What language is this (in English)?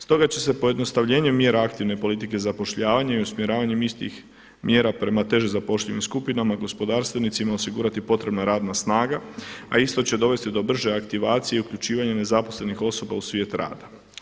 Croatian